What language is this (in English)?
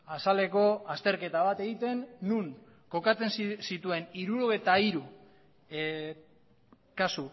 Basque